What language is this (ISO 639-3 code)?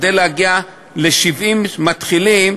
heb